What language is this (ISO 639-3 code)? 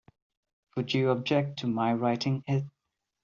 eng